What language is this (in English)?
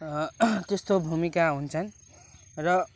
Nepali